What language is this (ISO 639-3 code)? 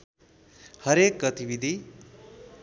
nep